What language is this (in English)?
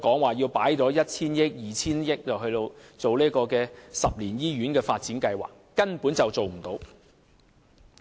Cantonese